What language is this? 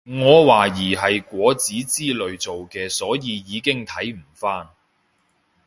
Cantonese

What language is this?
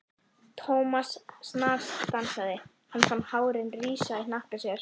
Icelandic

